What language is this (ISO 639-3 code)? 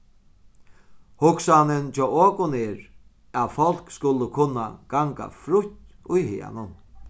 fao